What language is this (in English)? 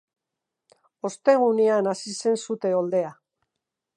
Basque